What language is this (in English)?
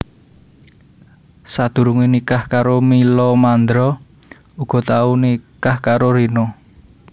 Javanese